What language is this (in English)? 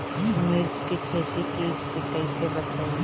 Bhojpuri